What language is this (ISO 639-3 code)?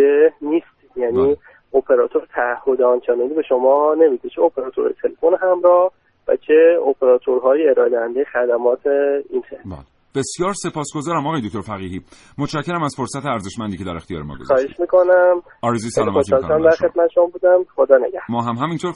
fas